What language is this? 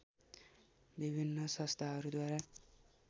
Nepali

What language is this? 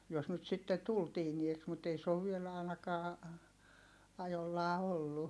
Finnish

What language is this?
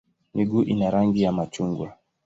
Swahili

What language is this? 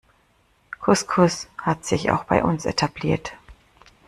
German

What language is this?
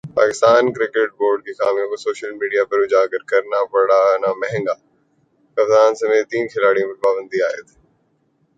Urdu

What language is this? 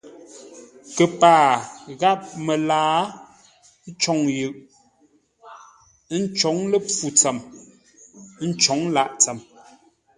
Ngombale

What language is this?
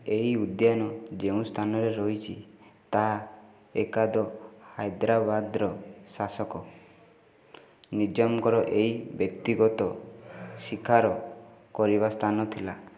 Odia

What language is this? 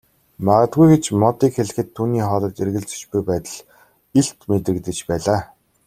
Mongolian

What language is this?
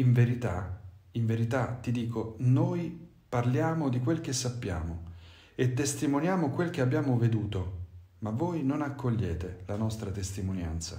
Italian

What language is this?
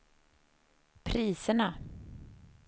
Swedish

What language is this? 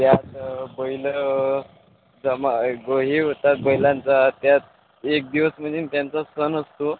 Marathi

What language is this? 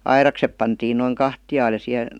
Finnish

